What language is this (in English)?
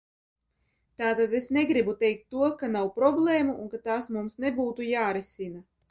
Latvian